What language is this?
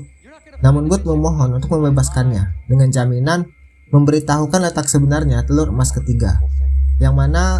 Indonesian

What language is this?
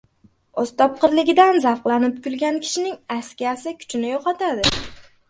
Uzbek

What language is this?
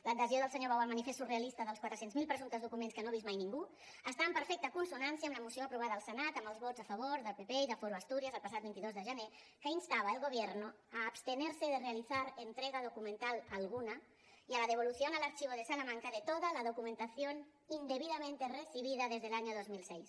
Catalan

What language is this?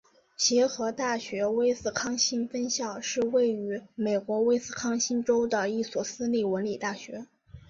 Chinese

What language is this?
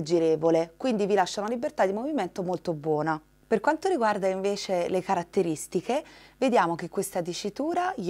Italian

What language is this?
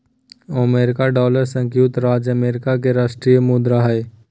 Magahi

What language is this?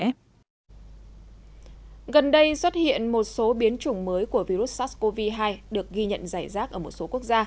Vietnamese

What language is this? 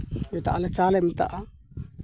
Santali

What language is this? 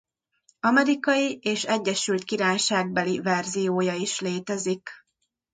Hungarian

